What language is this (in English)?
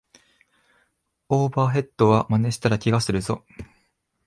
Japanese